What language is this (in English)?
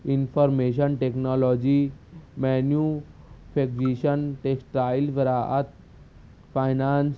Urdu